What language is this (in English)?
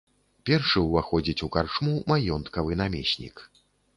Belarusian